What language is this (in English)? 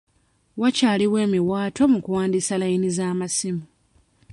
Ganda